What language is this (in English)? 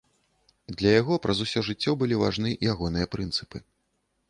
Belarusian